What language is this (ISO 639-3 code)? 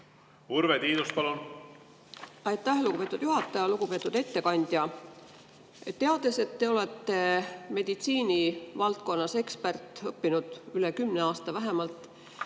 est